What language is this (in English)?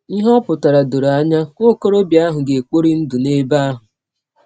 Igbo